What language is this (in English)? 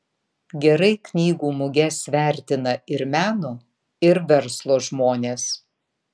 Lithuanian